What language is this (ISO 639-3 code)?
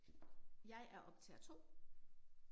dan